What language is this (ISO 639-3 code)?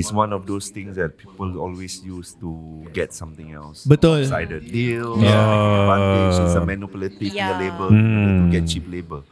msa